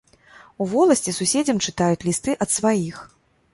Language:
Belarusian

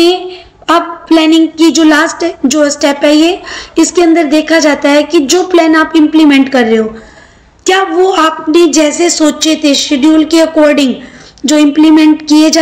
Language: Hindi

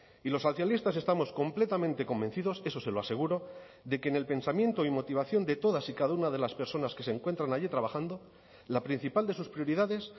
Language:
Spanish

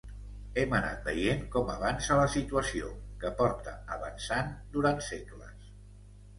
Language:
Catalan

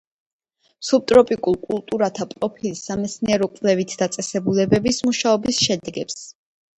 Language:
Georgian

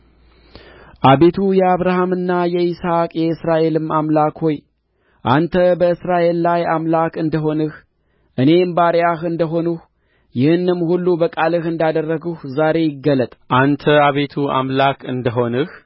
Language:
Amharic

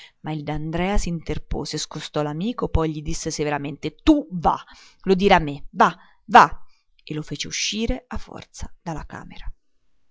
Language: Italian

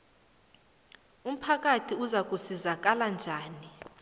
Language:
South Ndebele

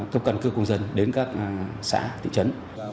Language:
Vietnamese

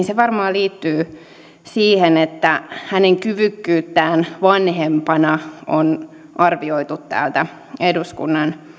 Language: Finnish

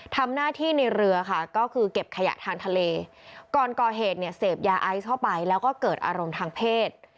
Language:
Thai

